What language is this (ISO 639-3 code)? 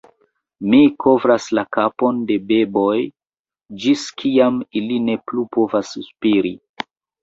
epo